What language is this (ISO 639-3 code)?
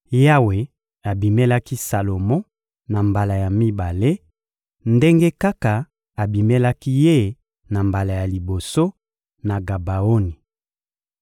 lin